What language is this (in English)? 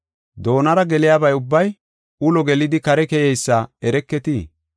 Gofa